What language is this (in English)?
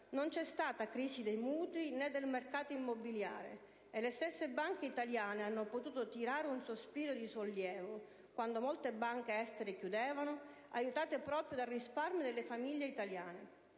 Italian